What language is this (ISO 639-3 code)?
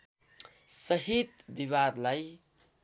nep